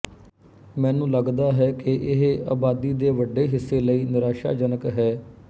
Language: Punjabi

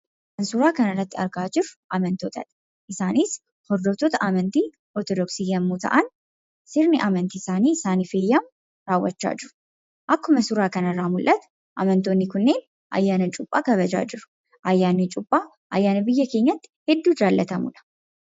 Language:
Oromo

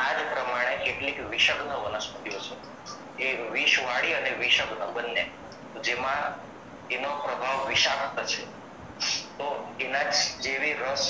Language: Romanian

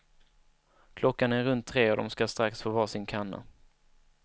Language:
Swedish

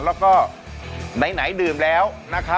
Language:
Thai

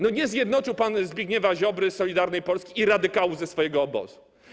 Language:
Polish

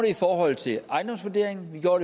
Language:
Danish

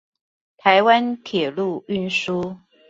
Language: Chinese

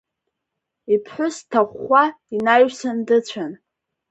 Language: Abkhazian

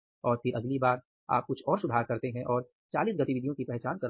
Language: Hindi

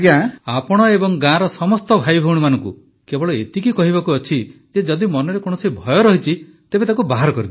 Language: Odia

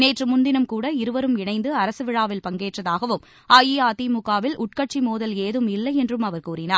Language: Tamil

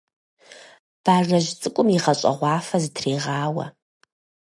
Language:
Kabardian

